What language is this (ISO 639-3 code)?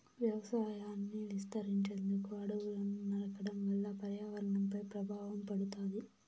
tel